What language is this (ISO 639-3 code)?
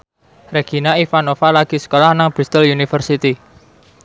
jav